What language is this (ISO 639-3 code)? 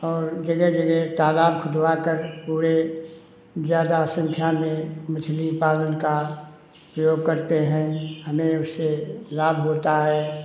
hin